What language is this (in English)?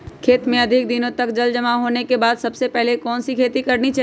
Magahi